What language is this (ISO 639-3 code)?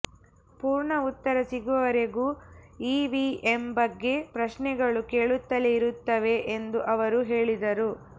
kan